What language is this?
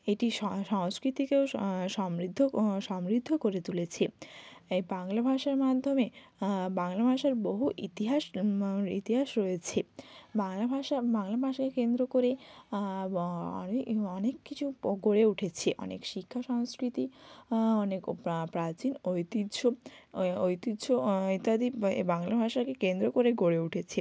Bangla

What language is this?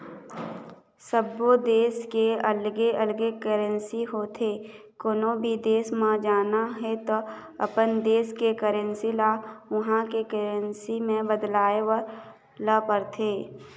Chhattisgarhi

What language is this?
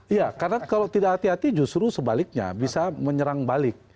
Indonesian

